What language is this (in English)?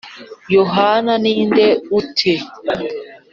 Kinyarwanda